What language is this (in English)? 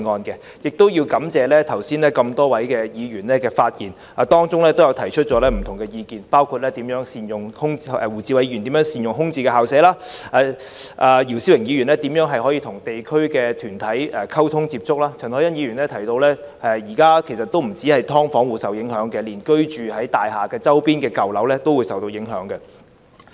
Cantonese